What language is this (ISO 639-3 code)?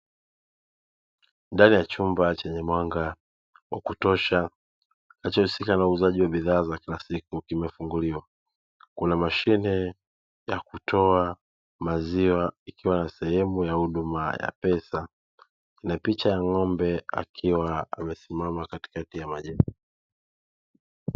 swa